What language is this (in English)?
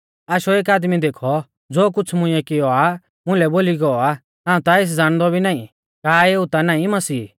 Mahasu Pahari